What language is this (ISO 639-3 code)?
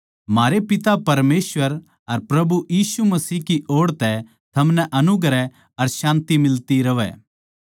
bgc